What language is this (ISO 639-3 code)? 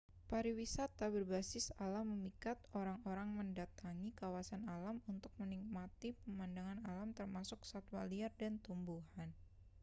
ind